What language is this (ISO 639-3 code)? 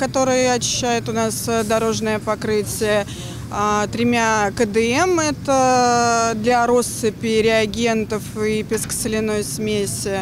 rus